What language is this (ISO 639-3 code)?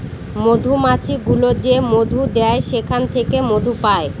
ben